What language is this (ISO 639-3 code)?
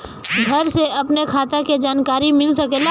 bho